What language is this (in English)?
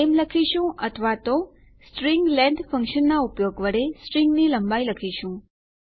Gujarati